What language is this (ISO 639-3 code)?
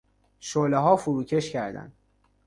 fas